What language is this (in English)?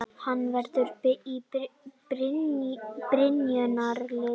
Icelandic